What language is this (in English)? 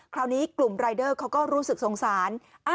Thai